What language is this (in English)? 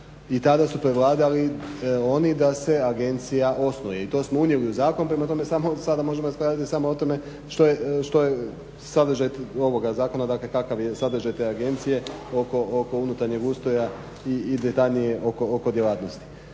Croatian